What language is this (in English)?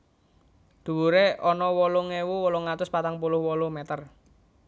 Javanese